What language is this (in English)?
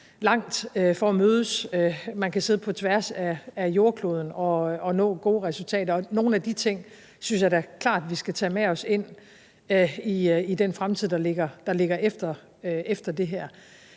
Danish